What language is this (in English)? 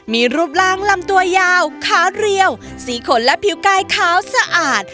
Thai